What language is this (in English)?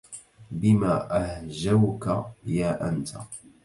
Arabic